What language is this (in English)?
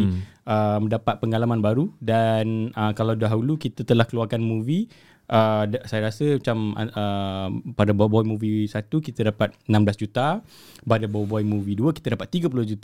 Malay